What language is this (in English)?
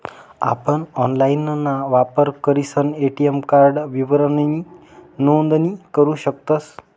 Marathi